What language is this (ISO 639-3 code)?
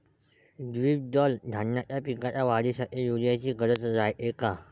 mar